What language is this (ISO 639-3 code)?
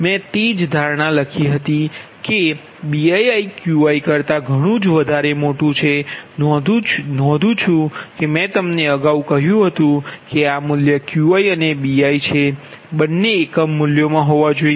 guj